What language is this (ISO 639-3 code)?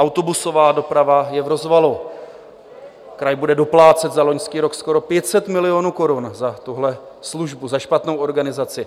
ces